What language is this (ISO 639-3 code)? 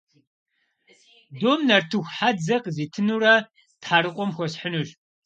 kbd